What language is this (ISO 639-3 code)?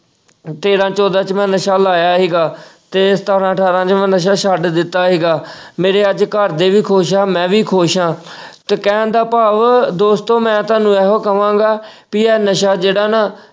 pan